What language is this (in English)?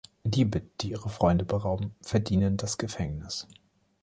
German